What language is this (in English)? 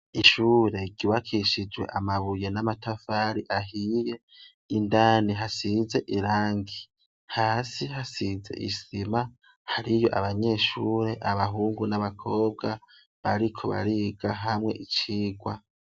Rundi